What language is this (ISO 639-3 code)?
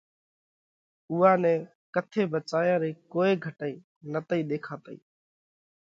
kvx